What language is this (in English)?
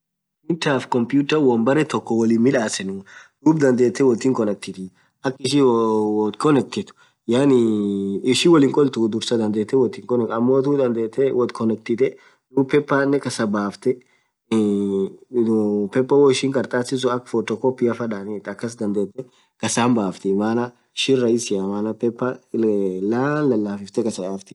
Orma